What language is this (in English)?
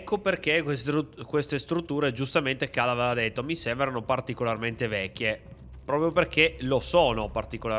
Italian